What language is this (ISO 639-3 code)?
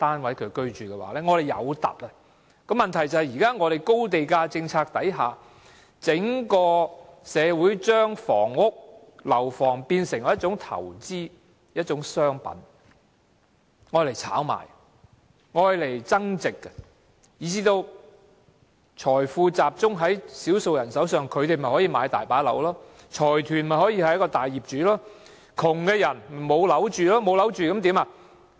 yue